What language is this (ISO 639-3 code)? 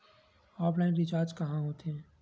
hne